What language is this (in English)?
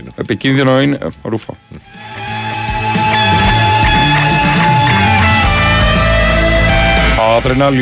Greek